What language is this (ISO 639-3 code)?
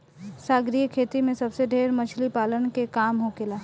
bho